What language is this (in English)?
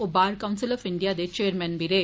Dogri